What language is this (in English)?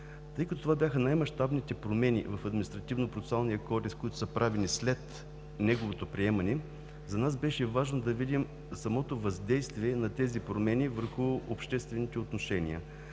Bulgarian